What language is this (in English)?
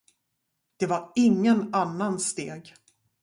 Swedish